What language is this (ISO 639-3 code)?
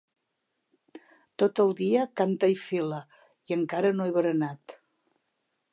cat